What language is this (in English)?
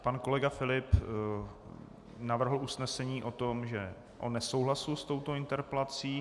Czech